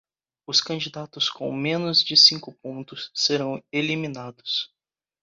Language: Portuguese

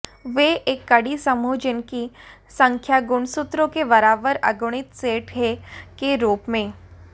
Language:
Hindi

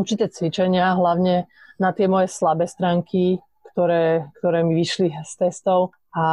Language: Slovak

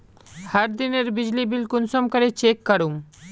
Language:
Magahi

